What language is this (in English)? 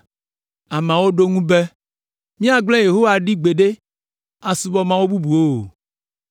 Ewe